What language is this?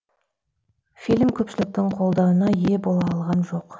Kazakh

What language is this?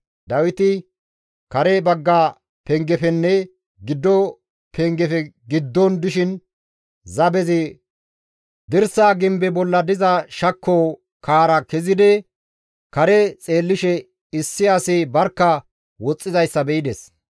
Gamo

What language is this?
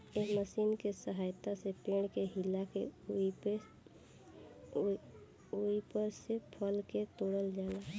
Bhojpuri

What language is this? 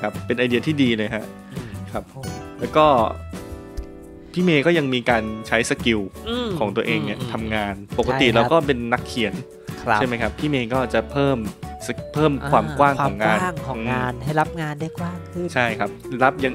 Thai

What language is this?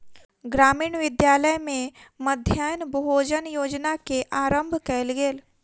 Maithili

